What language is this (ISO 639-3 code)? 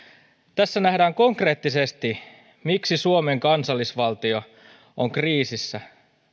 fin